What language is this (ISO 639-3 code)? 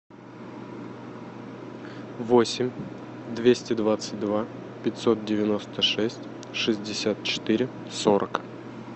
rus